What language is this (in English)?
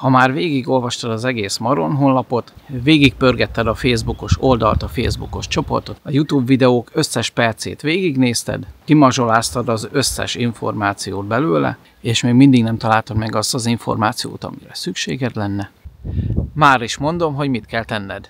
Hungarian